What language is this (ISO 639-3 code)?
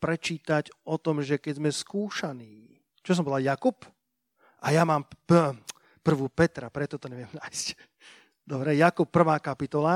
slk